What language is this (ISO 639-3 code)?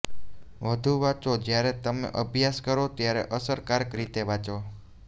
guj